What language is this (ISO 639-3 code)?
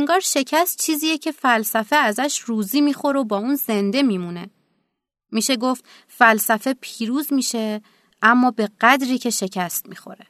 fas